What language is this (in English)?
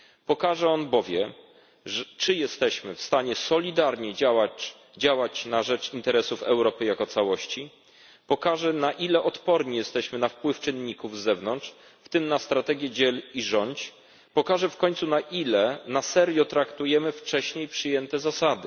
Polish